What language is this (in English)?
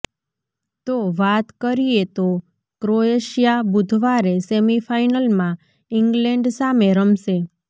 Gujarati